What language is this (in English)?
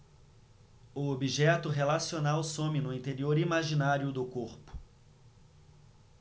Portuguese